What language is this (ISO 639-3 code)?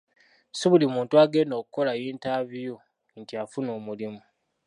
lug